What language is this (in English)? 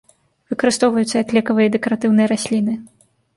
Belarusian